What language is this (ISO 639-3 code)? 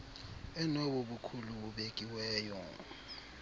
xho